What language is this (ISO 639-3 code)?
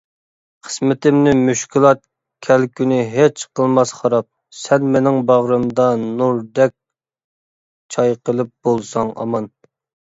uig